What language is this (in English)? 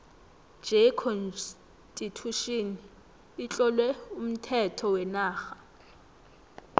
South Ndebele